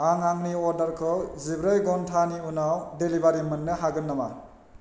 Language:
Bodo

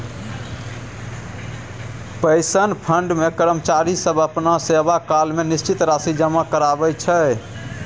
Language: Maithili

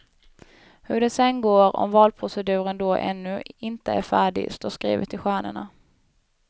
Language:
Swedish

